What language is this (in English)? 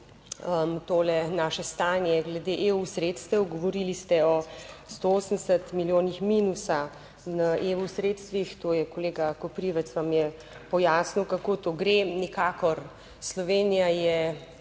Slovenian